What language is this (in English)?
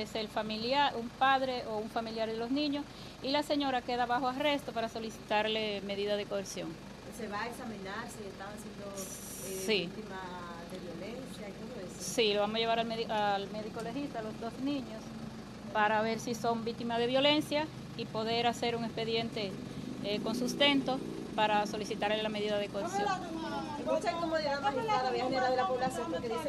Spanish